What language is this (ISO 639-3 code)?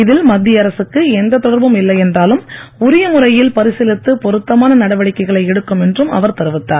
tam